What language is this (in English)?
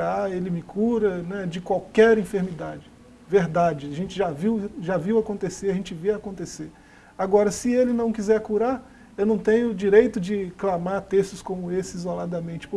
Portuguese